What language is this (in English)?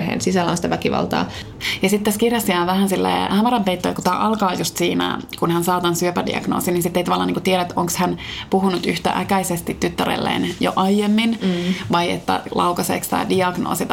Finnish